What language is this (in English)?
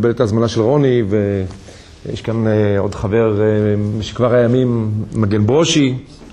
Hebrew